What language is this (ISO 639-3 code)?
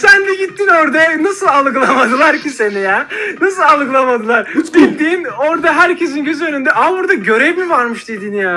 tur